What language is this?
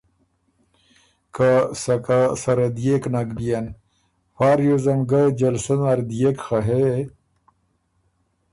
Ormuri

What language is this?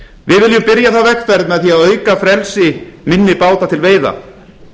Icelandic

